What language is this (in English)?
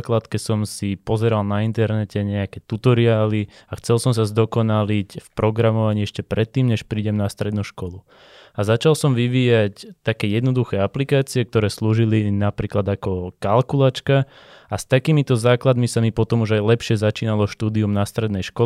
Slovak